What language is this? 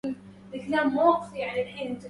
Arabic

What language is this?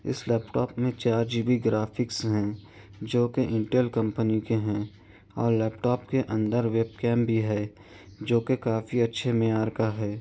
Urdu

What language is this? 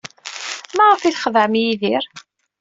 Kabyle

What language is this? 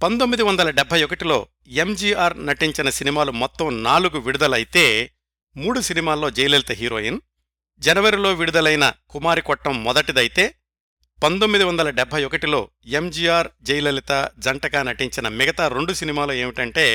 Telugu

